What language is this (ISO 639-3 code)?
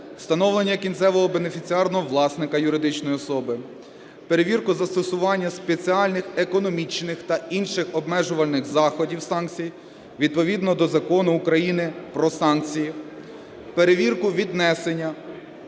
ukr